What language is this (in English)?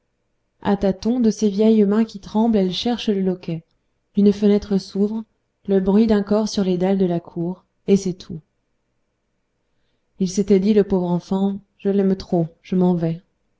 French